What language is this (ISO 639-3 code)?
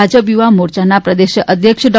guj